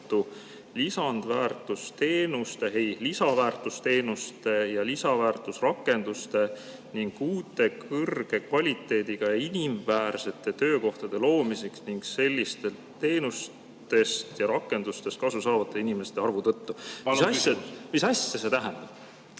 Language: Estonian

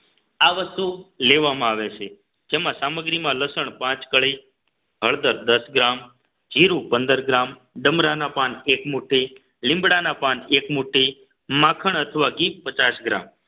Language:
Gujarati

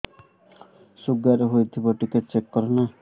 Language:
Odia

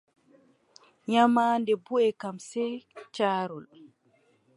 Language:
Adamawa Fulfulde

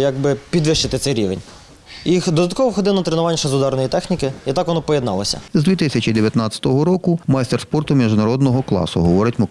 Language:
Ukrainian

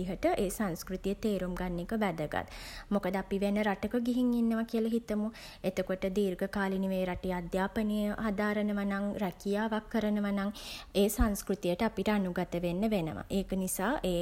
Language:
Sinhala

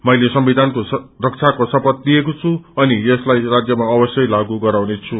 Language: Nepali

